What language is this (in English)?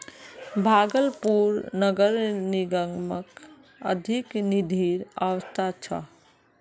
Magahi